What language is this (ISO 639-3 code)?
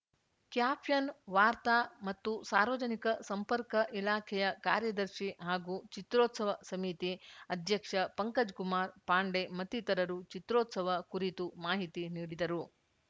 kan